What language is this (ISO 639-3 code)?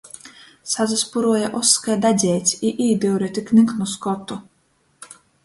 ltg